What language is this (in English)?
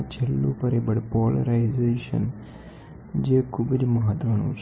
Gujarati